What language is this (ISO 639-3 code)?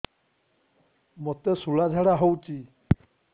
ori